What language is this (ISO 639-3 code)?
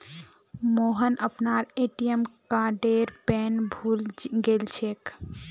mag